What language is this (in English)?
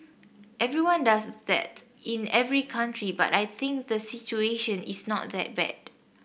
English